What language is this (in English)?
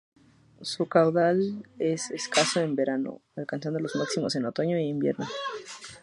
Spanish